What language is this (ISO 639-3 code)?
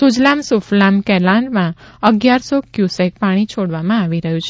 guj